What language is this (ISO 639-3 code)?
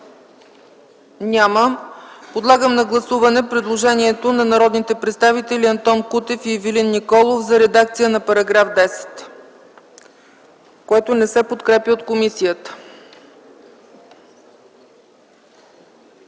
bul